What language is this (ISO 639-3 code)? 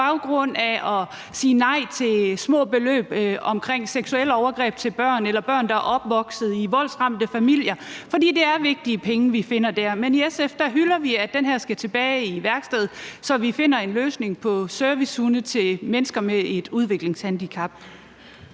dan